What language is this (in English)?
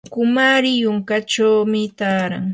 Yanahuanca Pasco Quechua